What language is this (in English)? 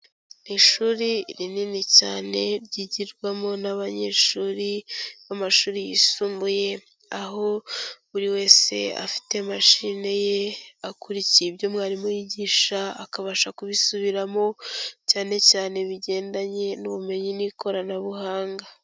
Kinyarwanda